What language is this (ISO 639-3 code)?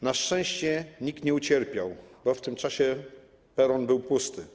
pol